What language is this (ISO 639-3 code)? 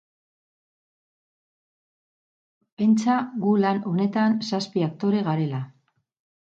eus